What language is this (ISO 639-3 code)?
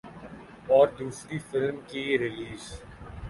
urd